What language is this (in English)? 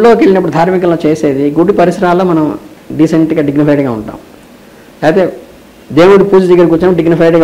Telugu